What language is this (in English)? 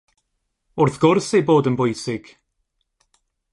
Welsh